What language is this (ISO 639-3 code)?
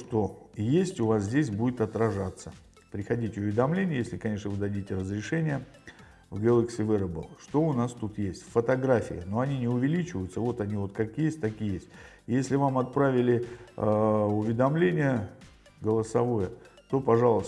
rus